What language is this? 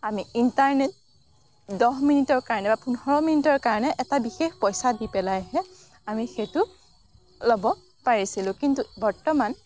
Assamese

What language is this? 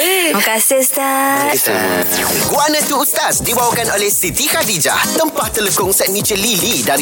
Malay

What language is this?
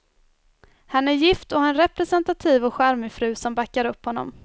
Swedish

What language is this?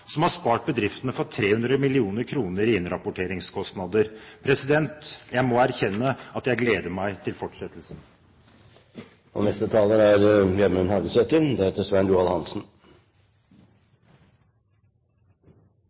Norwegian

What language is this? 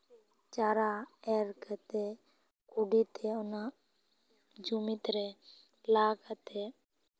Santali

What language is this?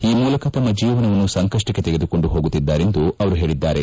Kannada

